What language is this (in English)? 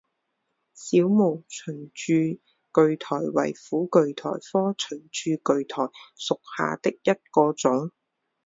Chinese